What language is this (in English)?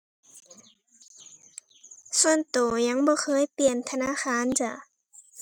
Thai